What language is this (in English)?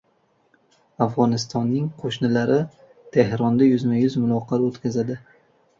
Uzbek